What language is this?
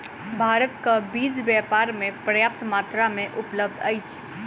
Maithili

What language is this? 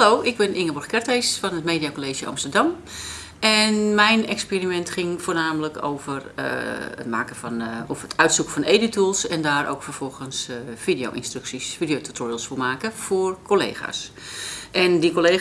Dutch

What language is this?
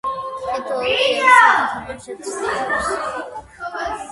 Georgian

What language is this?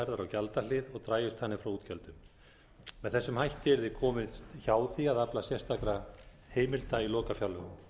Icelandic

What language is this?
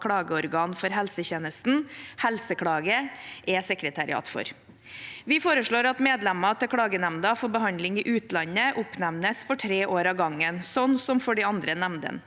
Norwegian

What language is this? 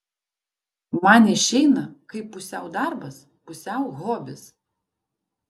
Lithuanian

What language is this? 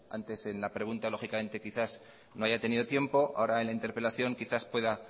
Spanish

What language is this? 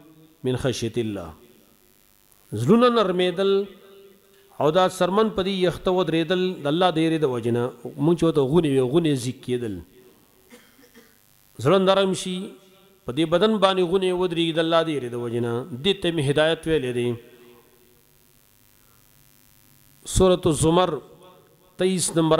Arabic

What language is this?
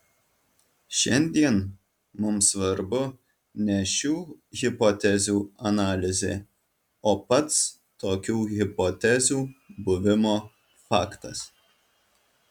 Lithuanian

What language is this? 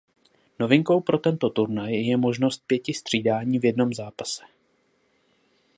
Czech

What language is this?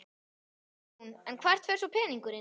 Icelandic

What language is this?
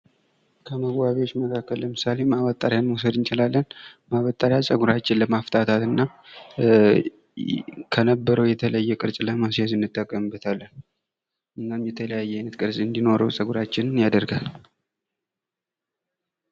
Amharic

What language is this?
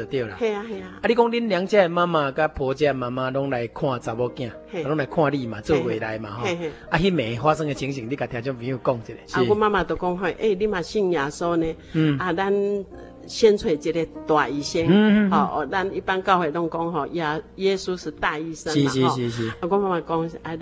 Chinese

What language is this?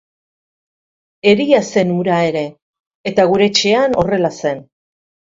Basque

